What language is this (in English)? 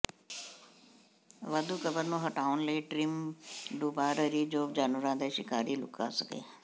Punjabi